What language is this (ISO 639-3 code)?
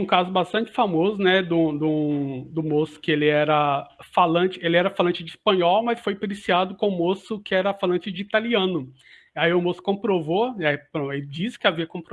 por